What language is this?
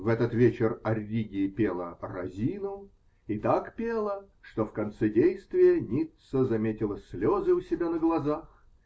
Russian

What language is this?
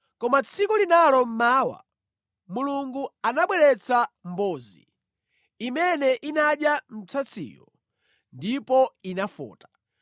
Nyanja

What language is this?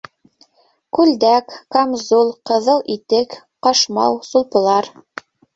Bashkir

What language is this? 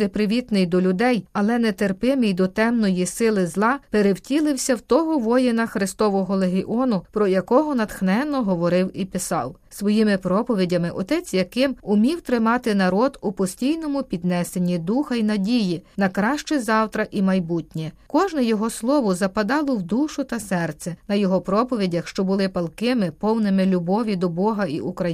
Ukrainian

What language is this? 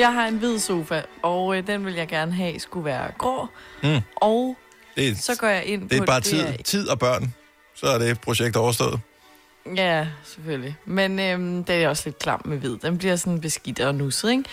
Danish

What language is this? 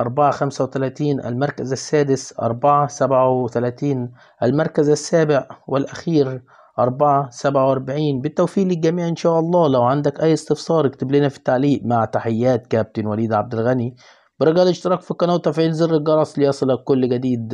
Arabic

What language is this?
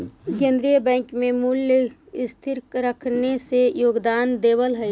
Magahi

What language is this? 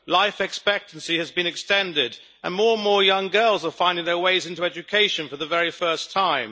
English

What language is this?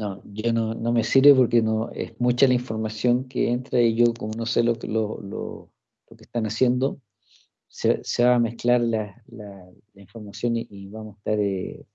Spanish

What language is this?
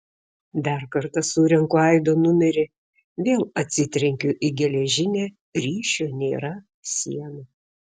Lithuanian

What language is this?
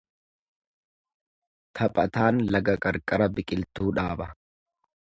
Oromo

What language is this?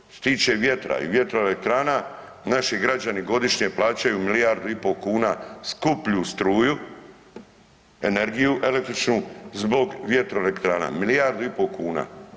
Croatian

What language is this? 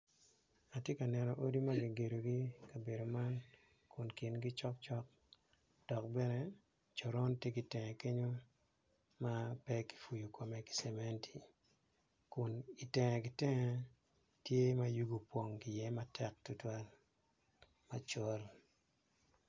Acoli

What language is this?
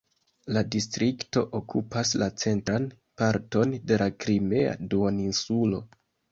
Esperanto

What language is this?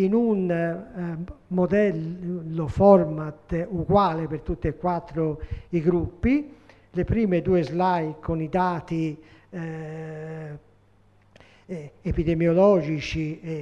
Italian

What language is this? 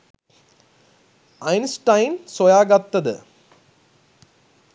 Sinhala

